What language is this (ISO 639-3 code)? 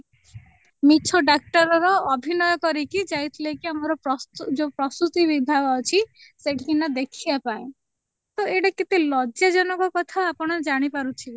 ori